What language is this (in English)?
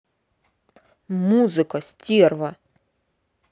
Russian